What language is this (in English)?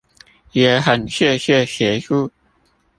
Chinese